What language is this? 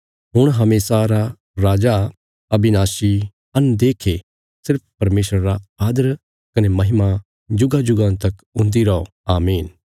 Bilaspuri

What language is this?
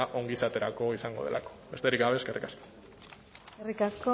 Basque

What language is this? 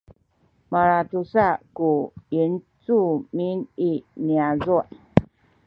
Sakizaya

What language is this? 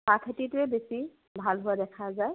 Assamese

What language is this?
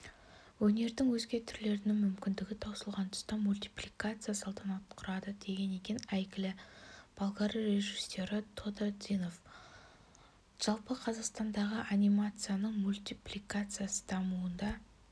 Kazakh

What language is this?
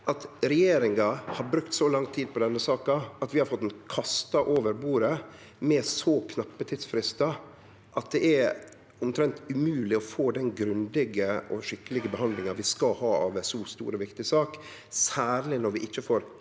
Norwegian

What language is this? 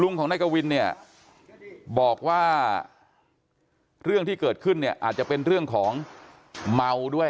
Thai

